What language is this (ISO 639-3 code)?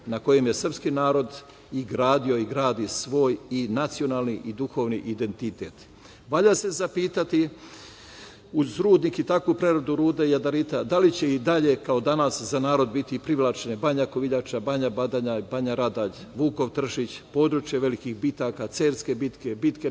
srp